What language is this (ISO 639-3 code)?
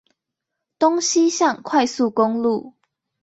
zho